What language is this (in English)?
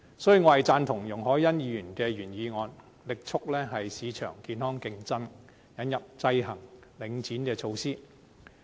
Cantonese